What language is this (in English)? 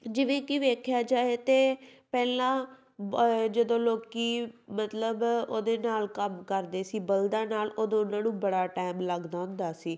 Punjabi